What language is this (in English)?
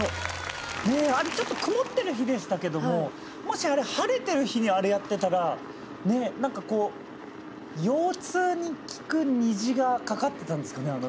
Japanese